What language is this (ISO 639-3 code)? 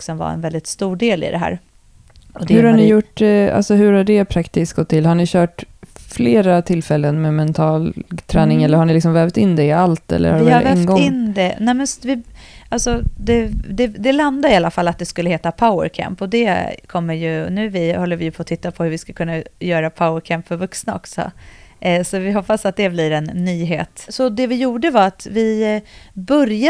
swe